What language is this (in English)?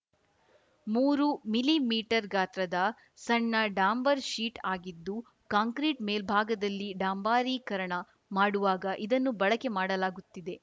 Kannada